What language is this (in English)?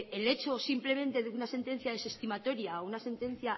Spanish